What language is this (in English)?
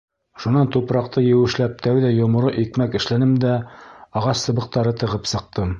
Bashkir